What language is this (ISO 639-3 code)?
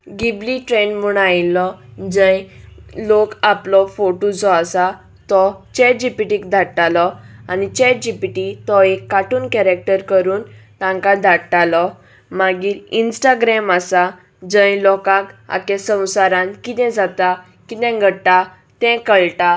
kok